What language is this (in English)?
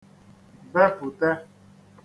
Igbo